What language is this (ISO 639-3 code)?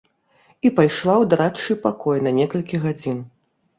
bel